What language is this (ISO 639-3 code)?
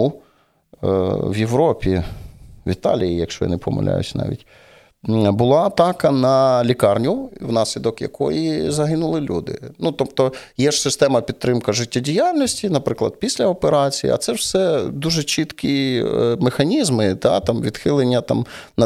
ukr